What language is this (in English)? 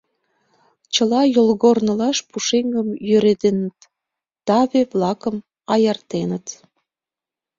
Mari